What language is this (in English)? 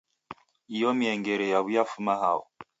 Taita